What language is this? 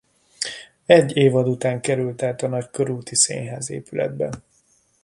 Hungarian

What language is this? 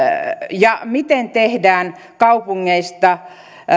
Finnish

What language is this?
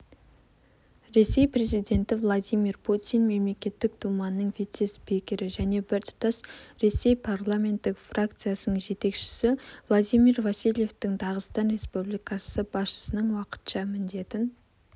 Kazakh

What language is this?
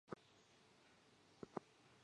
Chinese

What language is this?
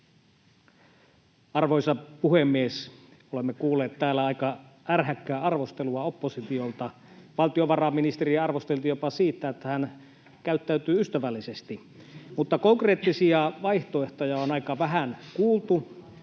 Finnish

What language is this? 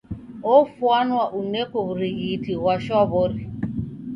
Taita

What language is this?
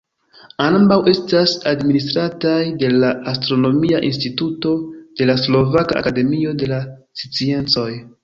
Esperanto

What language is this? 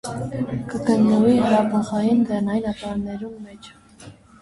Armenian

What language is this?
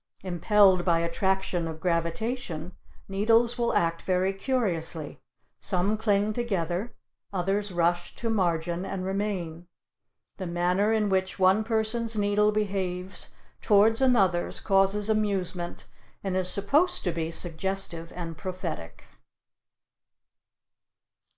English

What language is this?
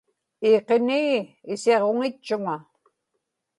Inupiaq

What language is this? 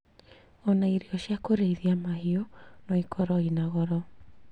Kikuyu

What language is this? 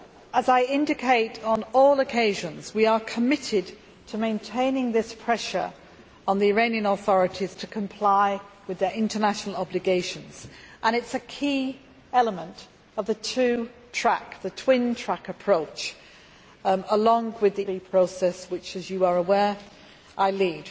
English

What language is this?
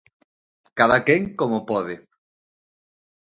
Galician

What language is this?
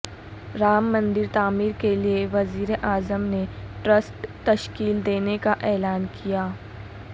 Urdu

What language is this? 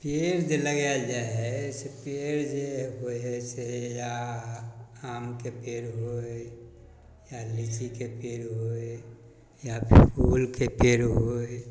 Maithili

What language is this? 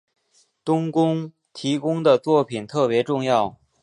Chinese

